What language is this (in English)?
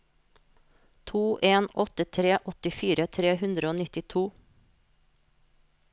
Norwegian